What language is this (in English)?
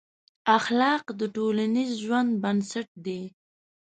Pashto